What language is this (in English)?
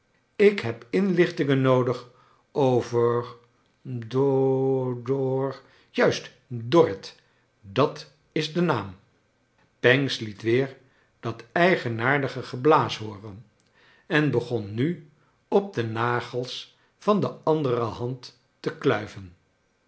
Dutch